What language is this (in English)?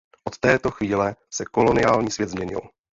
Czech